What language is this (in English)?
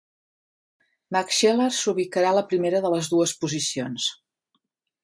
Catalan